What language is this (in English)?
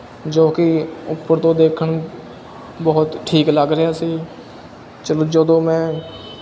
Punjabi